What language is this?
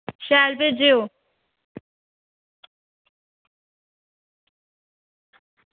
Dogri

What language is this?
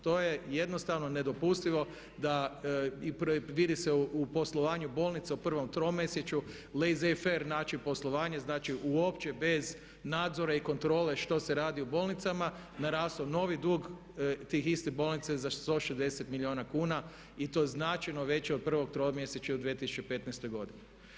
Croatian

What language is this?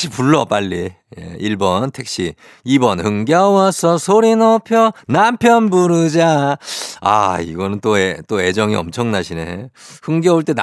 Korean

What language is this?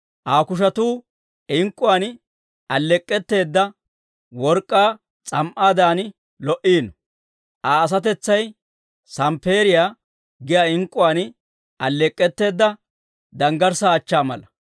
Dawro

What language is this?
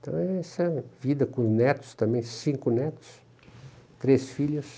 Portuguese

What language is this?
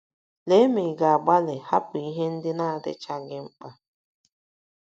Igbo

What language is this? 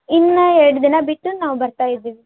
Kannada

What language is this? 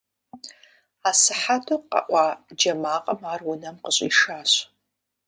Kabardian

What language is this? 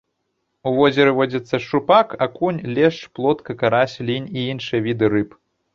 Belarusian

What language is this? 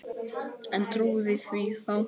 Icelandic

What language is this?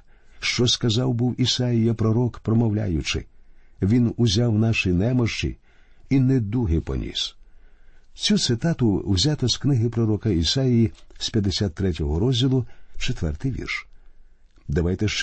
Ukrainian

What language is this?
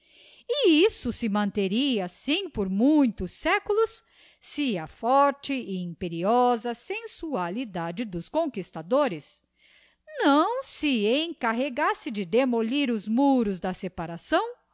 Portuguese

